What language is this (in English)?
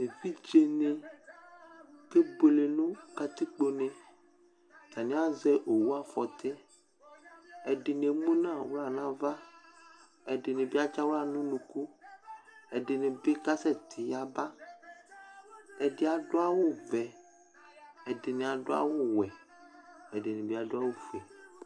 Ikposo